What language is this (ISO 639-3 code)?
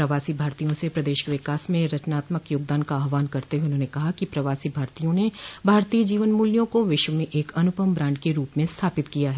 hin